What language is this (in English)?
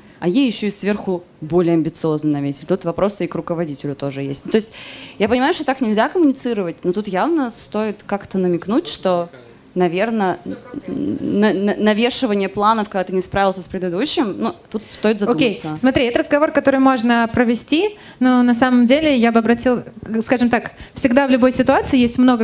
Russian